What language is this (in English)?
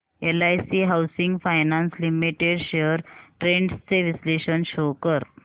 Marathi